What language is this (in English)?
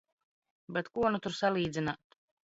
Latvian